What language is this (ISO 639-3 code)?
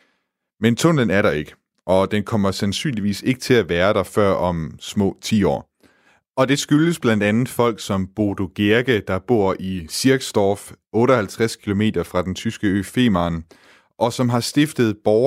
dan